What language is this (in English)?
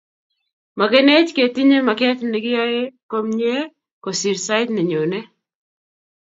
Kalenjin